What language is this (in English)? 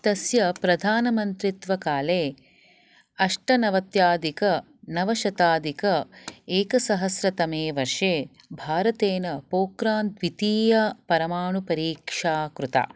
Sanskrit